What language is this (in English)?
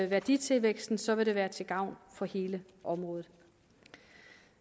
Danish